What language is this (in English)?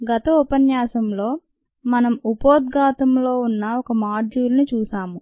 Telugu